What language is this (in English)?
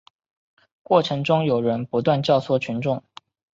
Chinese